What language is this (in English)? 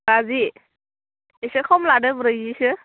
Bodo